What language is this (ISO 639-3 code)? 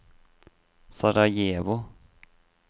nor